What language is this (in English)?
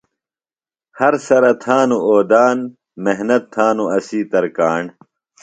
Phalura